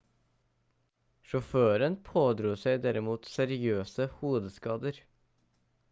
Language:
Norwegian Bokmål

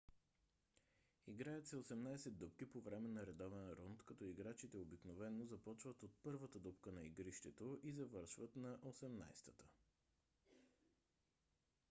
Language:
Bulgarian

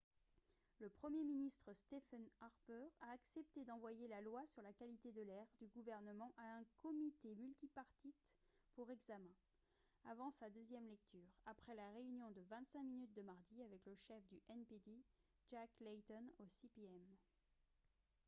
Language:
French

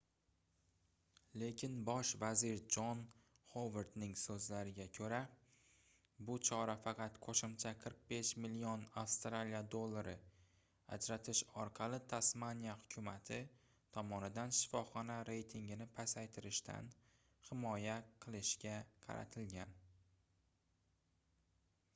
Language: Uzbek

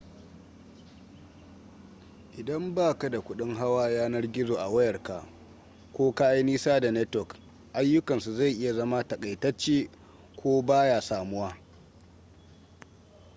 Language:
Hausa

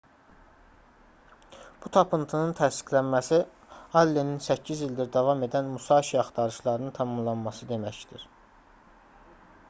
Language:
Azerbaijani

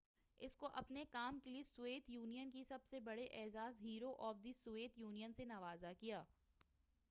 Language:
Urdu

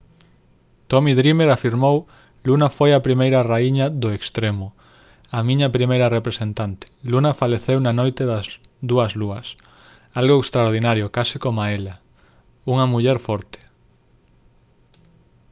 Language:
Galician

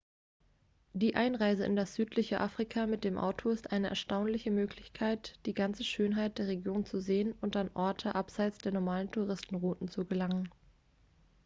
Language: German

